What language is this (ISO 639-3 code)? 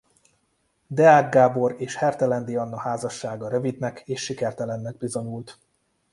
hun